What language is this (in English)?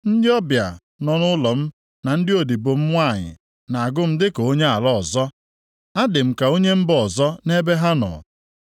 Igbo